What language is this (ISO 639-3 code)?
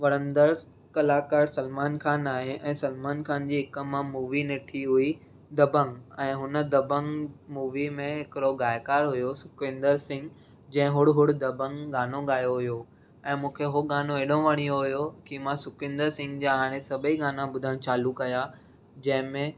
snd